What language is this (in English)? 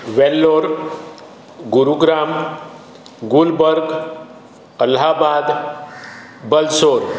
Konkani